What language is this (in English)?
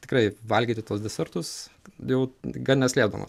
Lithuanian